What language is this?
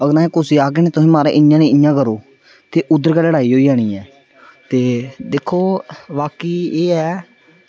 Dogri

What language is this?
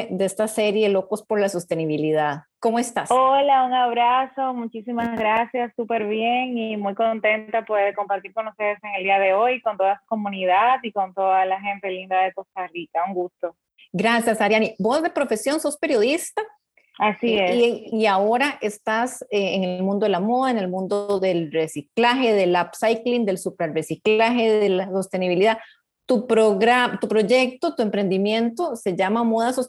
Spanish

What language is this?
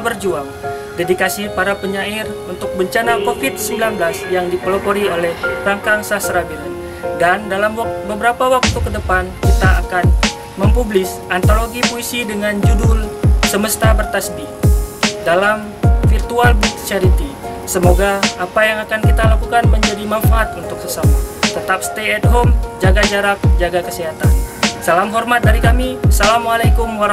Indonesian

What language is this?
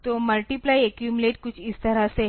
Hindi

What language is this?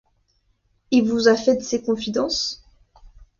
French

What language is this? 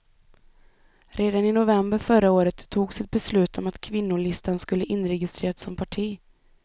Swedish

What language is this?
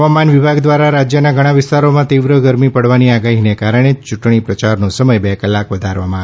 Gujarati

